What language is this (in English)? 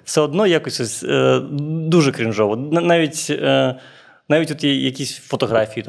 Ukrainian